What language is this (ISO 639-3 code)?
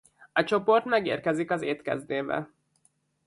hun